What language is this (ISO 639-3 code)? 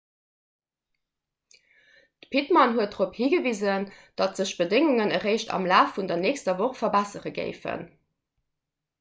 ltz